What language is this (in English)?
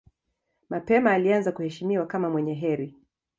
Swahili